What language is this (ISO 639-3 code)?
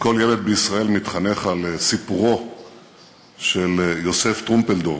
heb